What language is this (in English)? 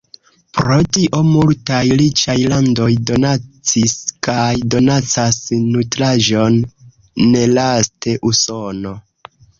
Esperanto